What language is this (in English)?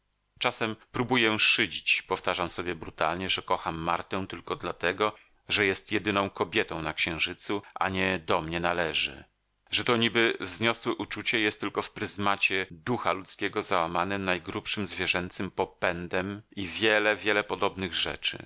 Polish